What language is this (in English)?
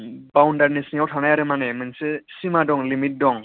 Bodo